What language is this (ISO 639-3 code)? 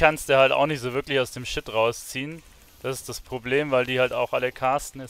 deu